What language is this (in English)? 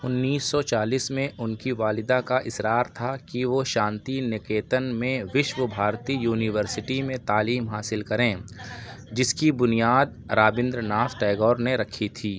Urdu